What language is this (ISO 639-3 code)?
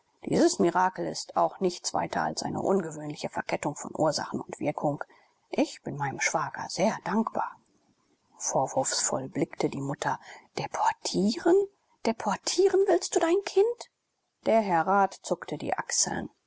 deu